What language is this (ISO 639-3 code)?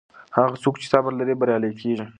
pus